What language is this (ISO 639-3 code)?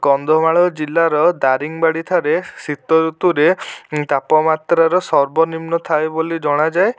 ori